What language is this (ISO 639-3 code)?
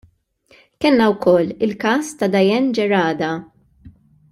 mlt